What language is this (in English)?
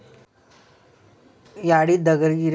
Kannada